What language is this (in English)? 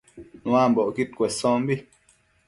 Matsés